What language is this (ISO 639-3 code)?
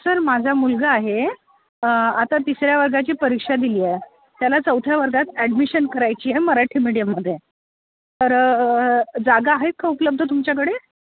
mar